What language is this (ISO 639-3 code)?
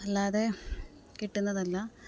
mal